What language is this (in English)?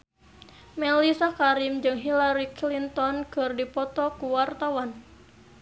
Sundanese